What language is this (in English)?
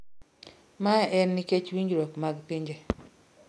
Luo (Kenya and Tanzania)